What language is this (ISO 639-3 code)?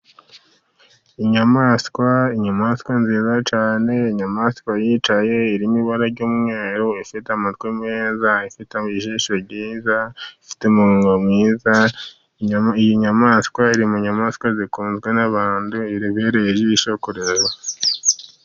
kin